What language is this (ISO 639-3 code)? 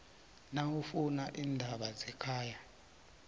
nbl